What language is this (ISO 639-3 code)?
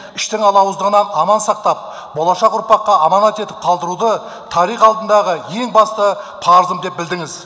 kaz